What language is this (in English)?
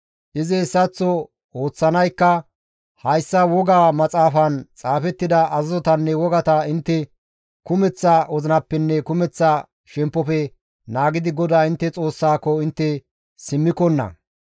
Gamo